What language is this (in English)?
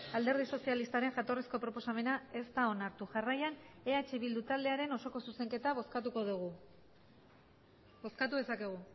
Basque